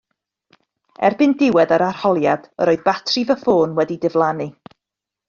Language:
Welsh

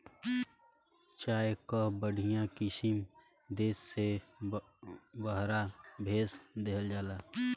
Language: Bhojpuri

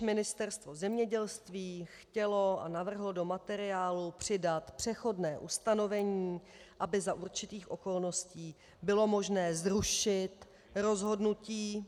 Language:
Czech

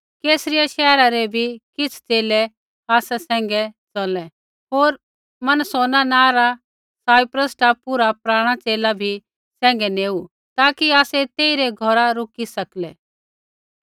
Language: Kullu Pahari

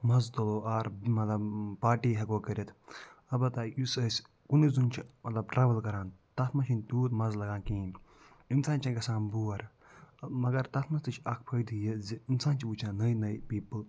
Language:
Kashmiri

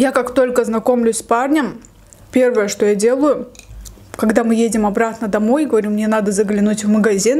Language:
Russian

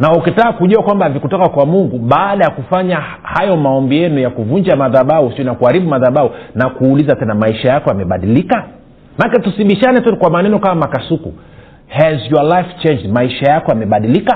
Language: Swahili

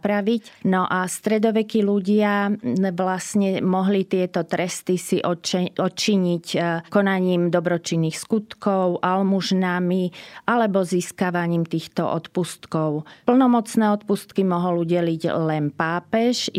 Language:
Slovak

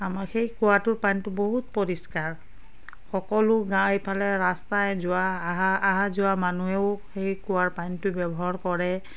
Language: Assamese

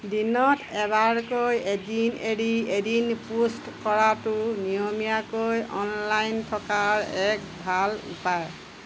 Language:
Assamese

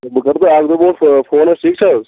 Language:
Kashmiri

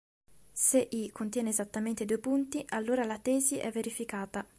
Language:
Italian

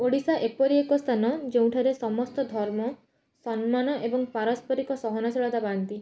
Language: Odia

